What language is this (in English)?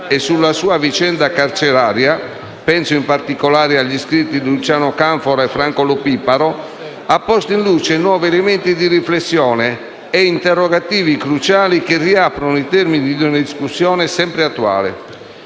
Italian